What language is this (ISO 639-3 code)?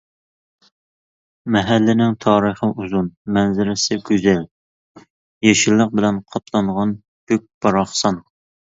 uig